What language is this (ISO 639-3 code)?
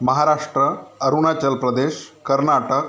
mar